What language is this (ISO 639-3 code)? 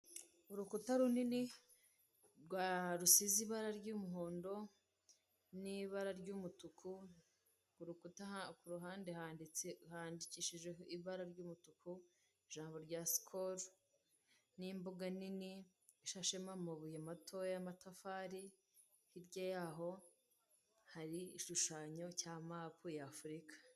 kin